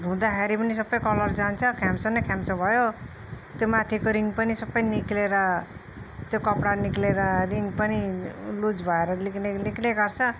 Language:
Nepali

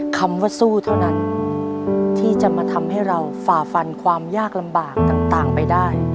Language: Thai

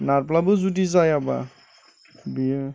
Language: Bodo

